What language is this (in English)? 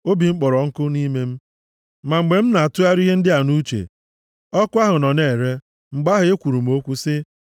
Igbo